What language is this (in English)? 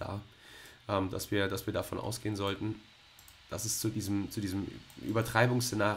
German